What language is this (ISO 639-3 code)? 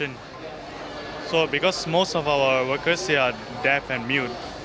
ind